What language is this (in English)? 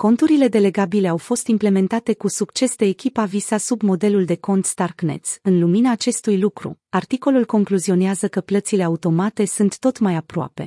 Romanian